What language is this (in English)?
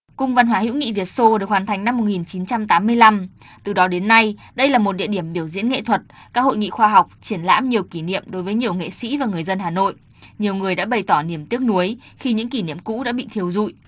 Vietnamese